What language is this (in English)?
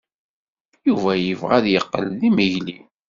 Kabyle